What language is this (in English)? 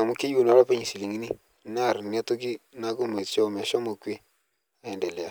Masai